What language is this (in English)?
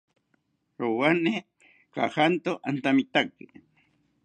South Ucayali Ashéninka